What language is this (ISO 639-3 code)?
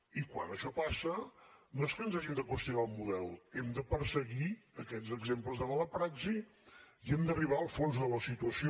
cat